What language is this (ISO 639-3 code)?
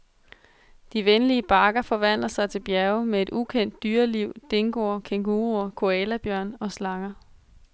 dan